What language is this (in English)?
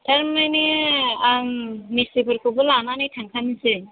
Bodo